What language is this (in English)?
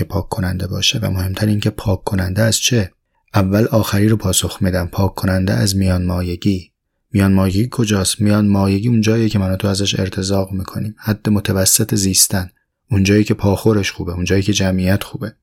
Persian